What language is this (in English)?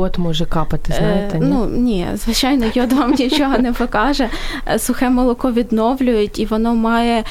Ukrainian